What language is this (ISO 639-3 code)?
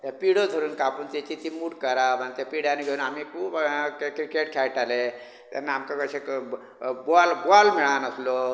kok